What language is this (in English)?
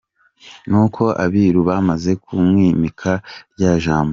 Kinyarwanda